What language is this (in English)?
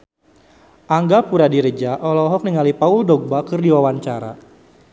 Sundanese